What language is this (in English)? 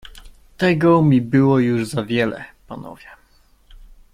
Polish